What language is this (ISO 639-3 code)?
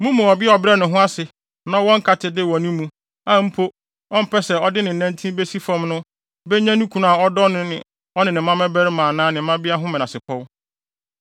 aka